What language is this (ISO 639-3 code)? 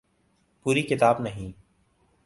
urd